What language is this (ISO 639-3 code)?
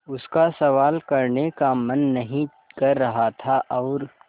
hin